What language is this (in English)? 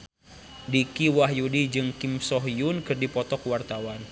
Sundanese